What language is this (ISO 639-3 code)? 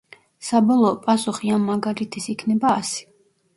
kat